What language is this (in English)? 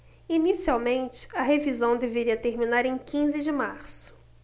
Portuguese